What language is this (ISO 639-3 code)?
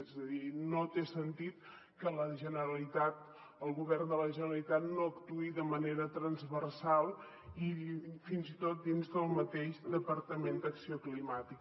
cat